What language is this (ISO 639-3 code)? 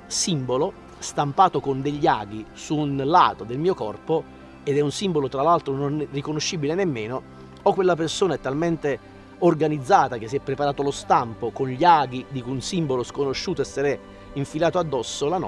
ita